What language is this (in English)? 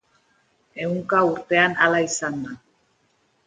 Basque